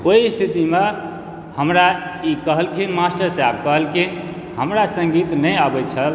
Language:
Maithili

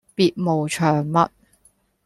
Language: Cantonese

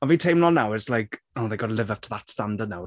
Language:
Welsh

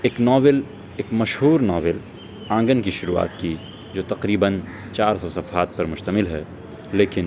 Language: Urdu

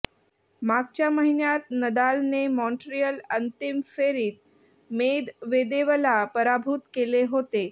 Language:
Marathi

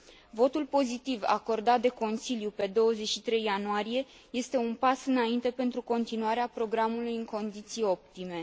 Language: Romanian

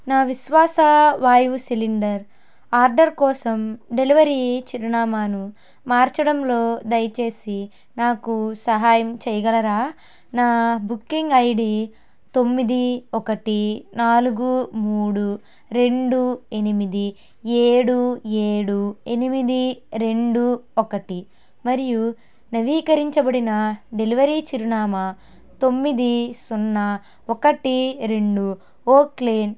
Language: Telugu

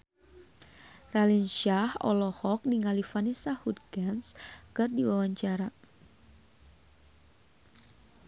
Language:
Sundanese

